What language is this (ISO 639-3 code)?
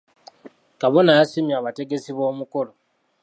lug